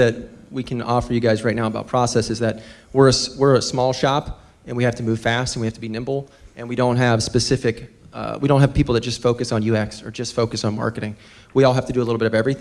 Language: English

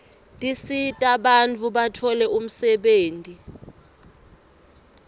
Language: Swati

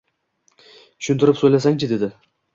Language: Uzbek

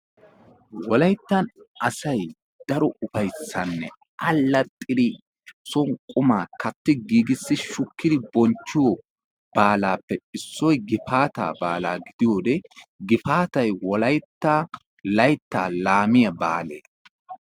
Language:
Wolaytta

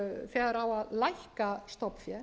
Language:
Icelandic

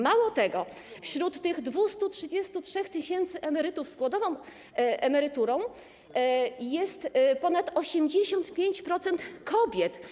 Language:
Polish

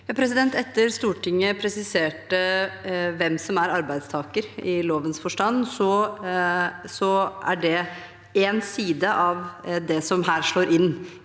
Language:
Norwegian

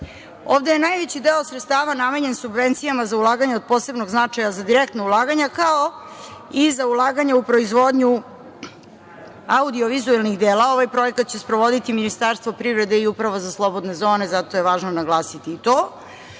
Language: Serbian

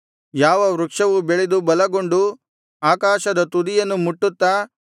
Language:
Kannada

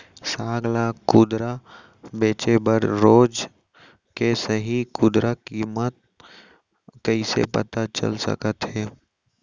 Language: Chhattisgarhi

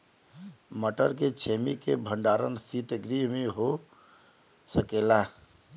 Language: Bhojpuri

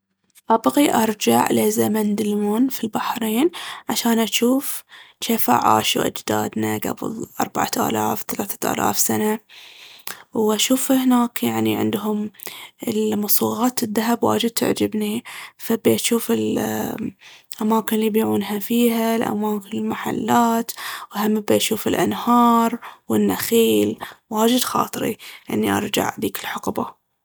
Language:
Baharna Arabic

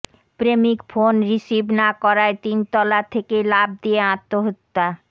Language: Bangla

